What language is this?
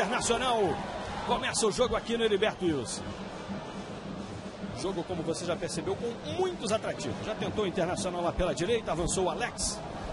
Portuguese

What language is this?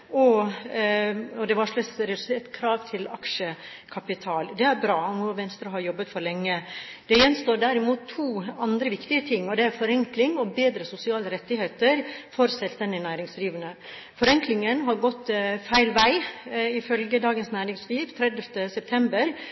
Norwegian Bokmål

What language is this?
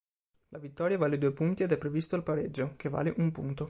Italian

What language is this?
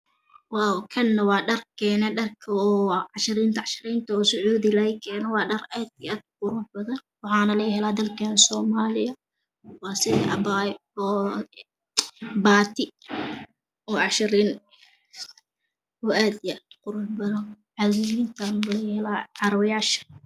Somali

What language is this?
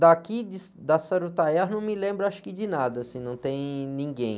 Portuguese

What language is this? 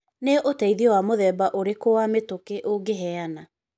Kikuyu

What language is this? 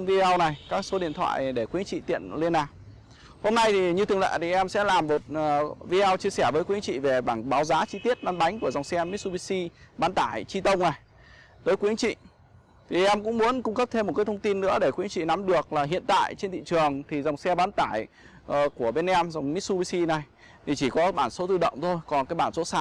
Vietnamese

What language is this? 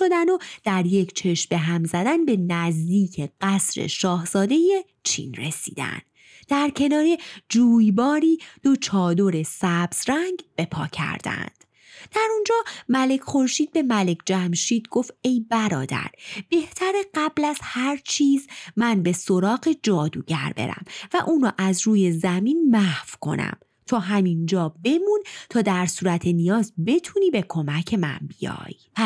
Persian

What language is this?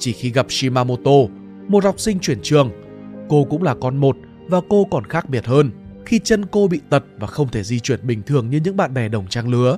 Vietnamese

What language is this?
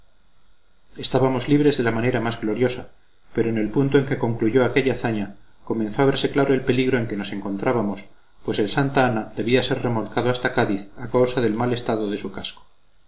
Spanish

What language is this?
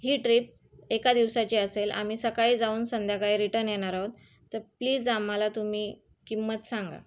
Marathi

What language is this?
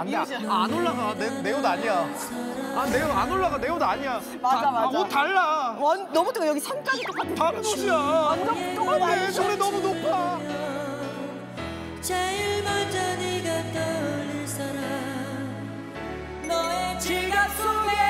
Korean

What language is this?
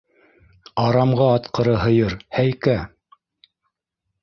Bashkir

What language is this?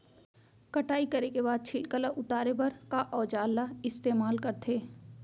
Chhattisgarhi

